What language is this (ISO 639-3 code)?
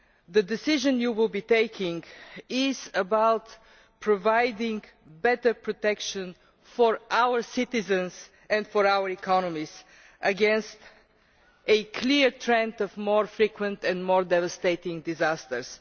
eng